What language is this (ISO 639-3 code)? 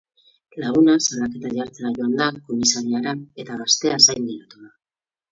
eus